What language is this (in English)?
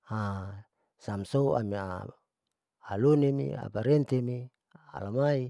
Saleman